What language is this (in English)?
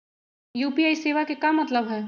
Magahi